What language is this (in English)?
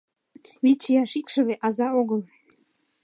Mari